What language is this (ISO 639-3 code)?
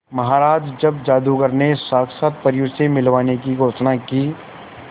hin